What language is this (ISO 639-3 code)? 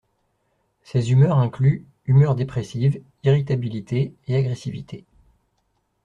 fra